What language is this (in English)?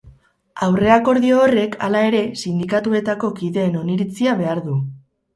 Basque